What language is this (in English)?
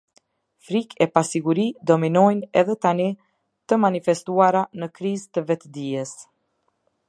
Albanian